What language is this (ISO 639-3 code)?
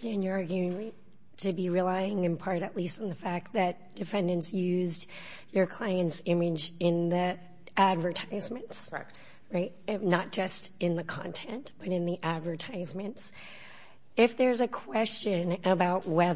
eng